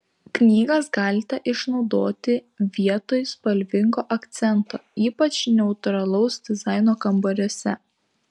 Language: Lithuanian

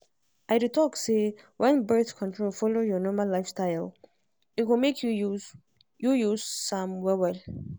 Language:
Nigerian Pidgin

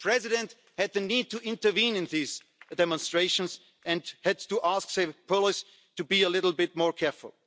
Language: English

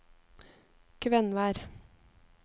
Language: Norwegian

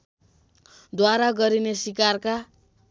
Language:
Nepali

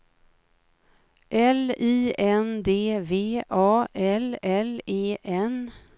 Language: Swedish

